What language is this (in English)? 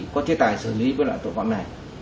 Vietnamese